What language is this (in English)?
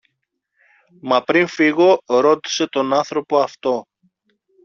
Greek